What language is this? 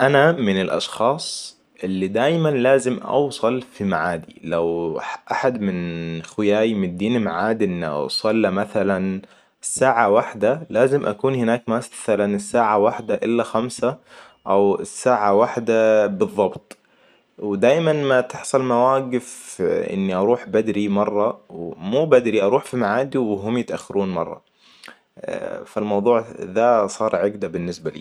Hijazi Arabic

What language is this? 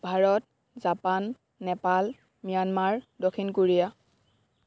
Assamese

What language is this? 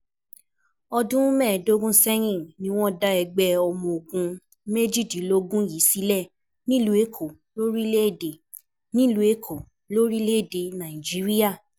Yoruba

